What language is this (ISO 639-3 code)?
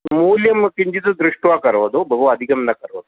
san